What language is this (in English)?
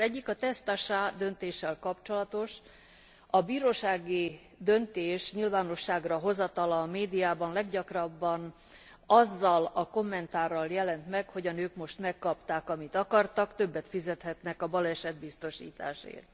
Hungarian